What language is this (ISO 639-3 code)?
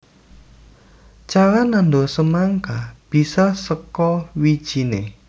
jav